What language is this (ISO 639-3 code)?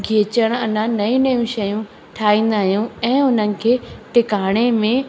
snd